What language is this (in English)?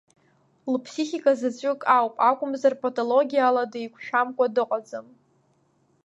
Abkhazian